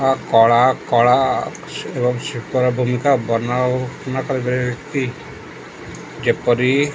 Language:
Odia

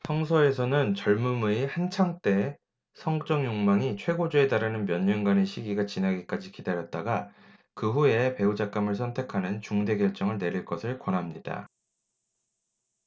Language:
Korean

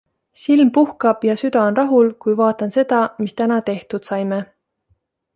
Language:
Estonian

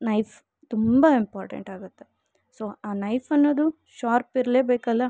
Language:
Kannada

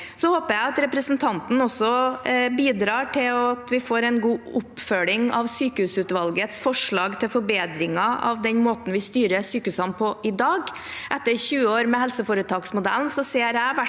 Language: Norwegian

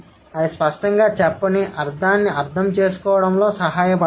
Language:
Telugu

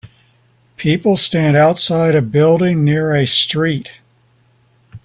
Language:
English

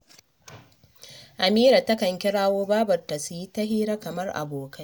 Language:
Hausa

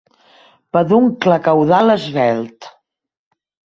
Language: Catalan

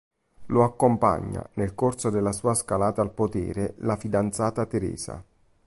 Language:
Italian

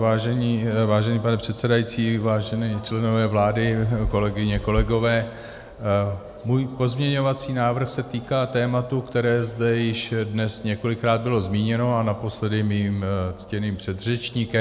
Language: Czech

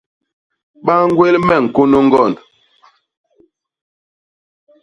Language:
Basaa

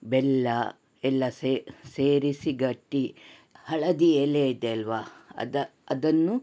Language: Kannada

